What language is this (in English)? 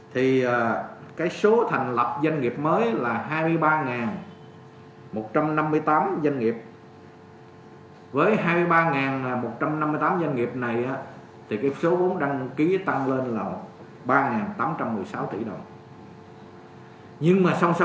Vietnamese